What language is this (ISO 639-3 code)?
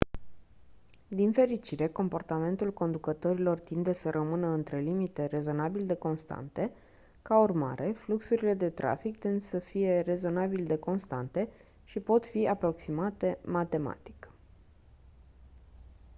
ron